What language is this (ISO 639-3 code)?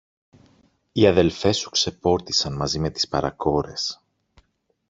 ell